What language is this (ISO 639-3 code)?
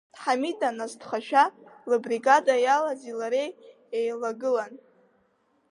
abk